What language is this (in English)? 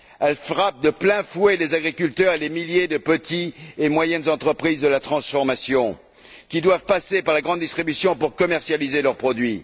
French